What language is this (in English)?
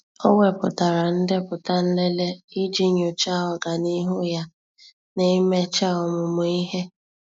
Igbo